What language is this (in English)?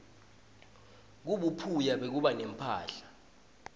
Swati